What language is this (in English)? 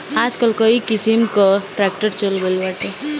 Bhojpuri